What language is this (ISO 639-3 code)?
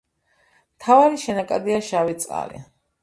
kat